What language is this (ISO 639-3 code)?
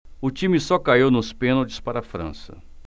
por